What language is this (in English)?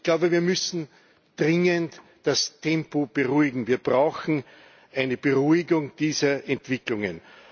German